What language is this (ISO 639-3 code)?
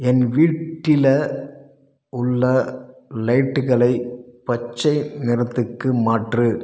tam